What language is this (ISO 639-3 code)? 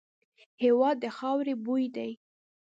pus